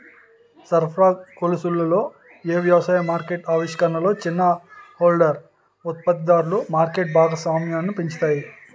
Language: Telugu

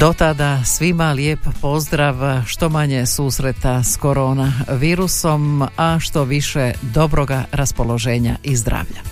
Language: Croatian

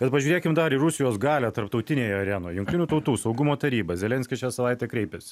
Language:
Lithuanian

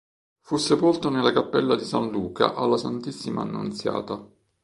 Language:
Italian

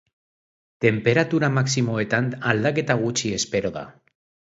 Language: Basque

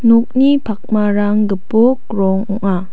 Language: Garo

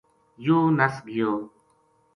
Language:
Gujari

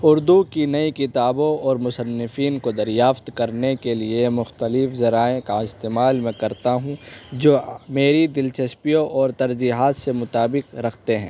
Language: Urdu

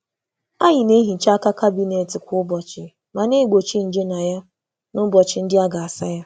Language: Igbo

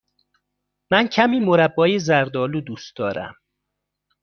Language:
Persian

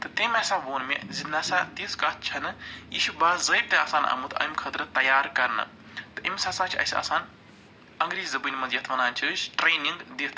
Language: Kashmiri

